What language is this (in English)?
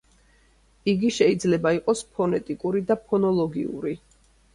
Georgian